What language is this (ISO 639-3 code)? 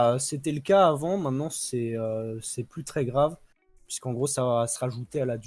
fra